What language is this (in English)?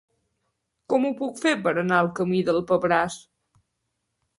Catalan